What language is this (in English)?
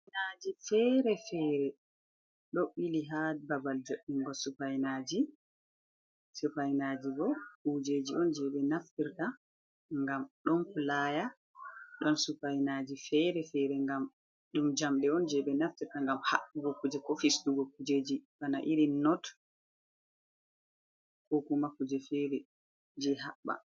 Fula